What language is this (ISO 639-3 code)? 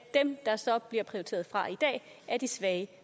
dan